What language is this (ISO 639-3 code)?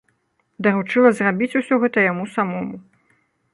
bel